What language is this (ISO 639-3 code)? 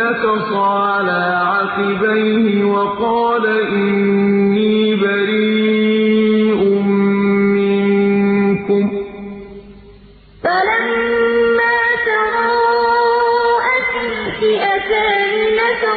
ara